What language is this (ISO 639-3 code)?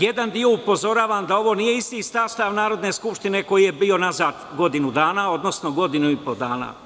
srp